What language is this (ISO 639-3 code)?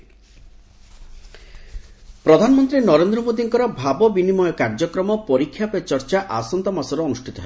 ori